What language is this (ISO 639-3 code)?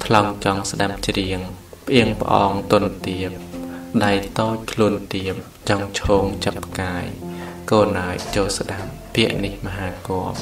tha